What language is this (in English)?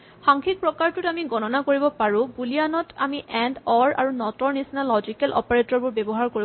Assamese